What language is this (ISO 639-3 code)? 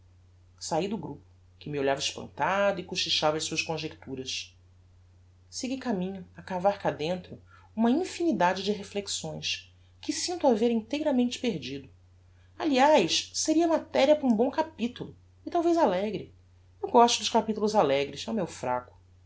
por